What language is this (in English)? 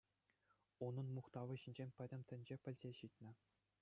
Chuvash